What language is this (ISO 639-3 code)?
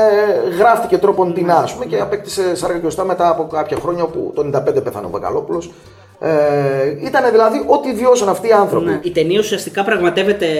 ell